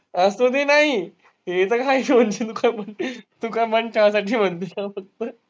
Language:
Marathi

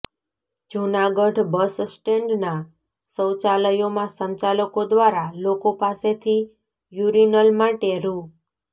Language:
Gujarati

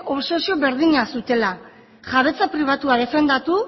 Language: Basque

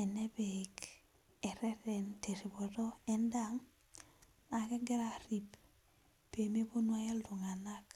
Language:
Masai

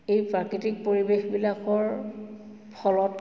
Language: Assamese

